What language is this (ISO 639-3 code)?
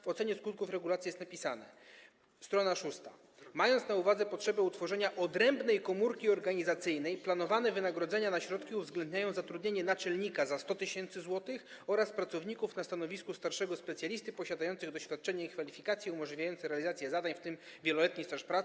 pol